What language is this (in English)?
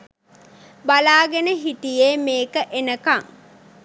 Sinhala